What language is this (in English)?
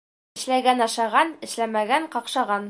Bashkir